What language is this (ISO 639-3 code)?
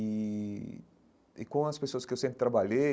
por